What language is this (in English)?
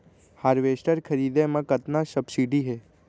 Chhattisgarhi